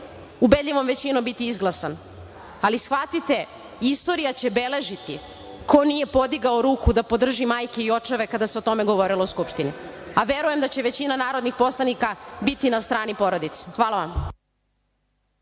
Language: Serbian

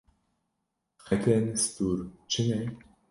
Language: Kurdish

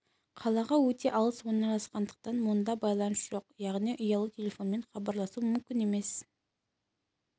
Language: Kazakh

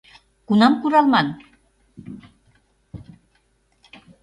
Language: Mari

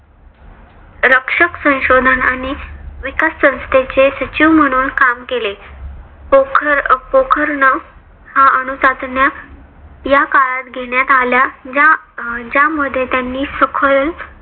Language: Marathi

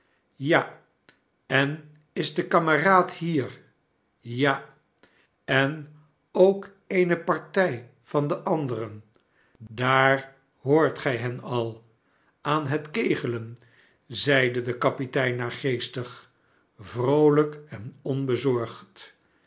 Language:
Dutch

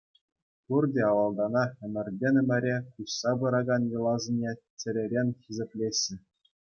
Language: Chuvash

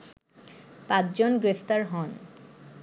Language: Bangla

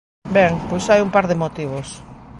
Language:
Galician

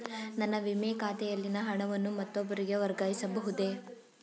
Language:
Kannada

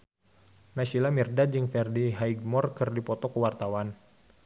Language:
Sundanese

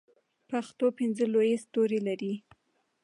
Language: Pashto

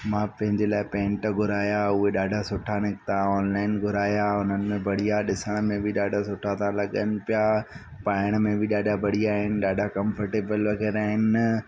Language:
Sindhi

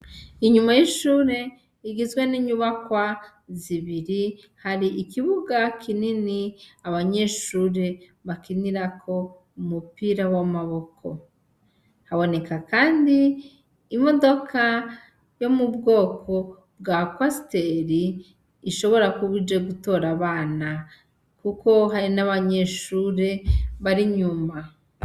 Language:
Rundi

